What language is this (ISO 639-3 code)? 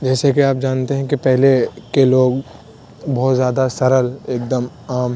urd